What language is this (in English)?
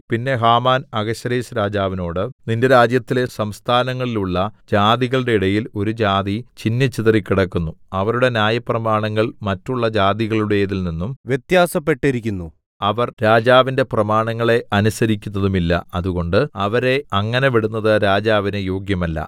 Malayalam